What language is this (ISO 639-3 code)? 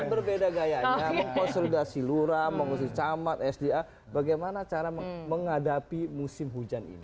ind